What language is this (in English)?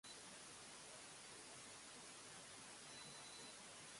Japanese